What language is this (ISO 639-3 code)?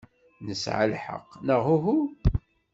kab